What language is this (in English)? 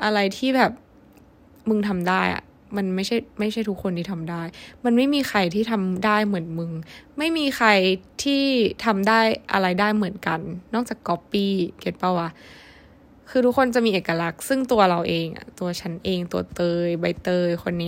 Thai